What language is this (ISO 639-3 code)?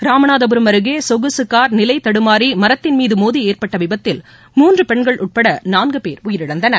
tam